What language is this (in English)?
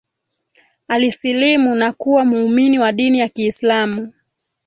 Swahili